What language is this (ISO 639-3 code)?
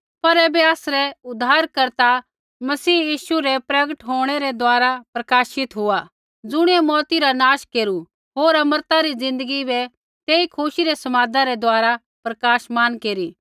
kfx